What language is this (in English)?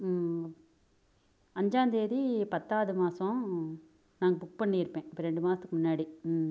Tamil